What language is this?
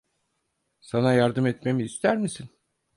Turkish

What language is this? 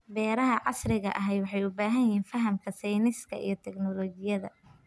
Somali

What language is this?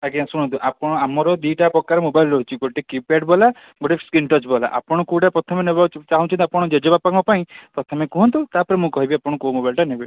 Odia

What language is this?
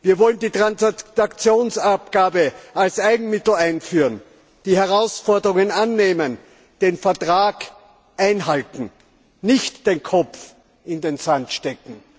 German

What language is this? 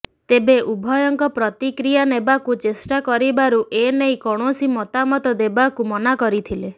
Odia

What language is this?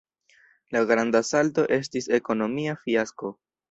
Esperanto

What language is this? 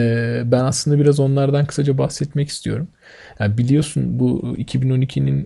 Turkish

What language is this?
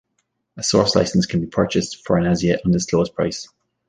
English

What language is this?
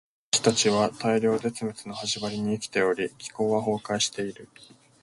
Japanese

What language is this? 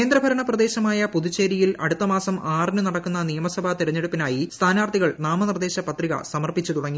Malayalam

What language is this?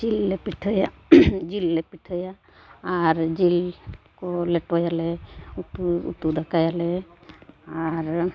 Santali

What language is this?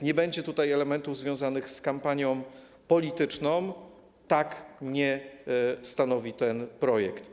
Polish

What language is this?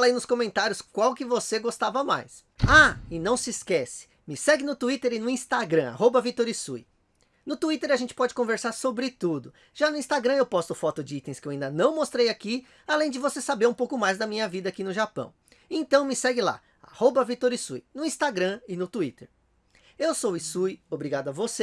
Portuguese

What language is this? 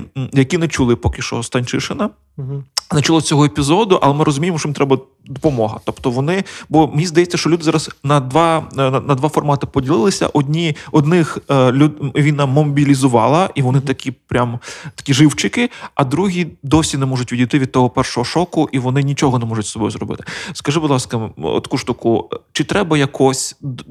Ukrainian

